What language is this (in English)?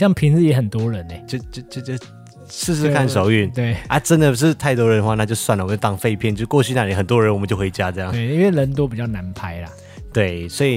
Chinese